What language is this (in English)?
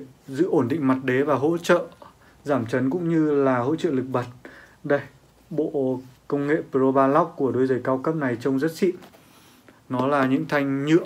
Vietnamese